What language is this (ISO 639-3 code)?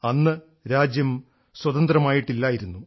mal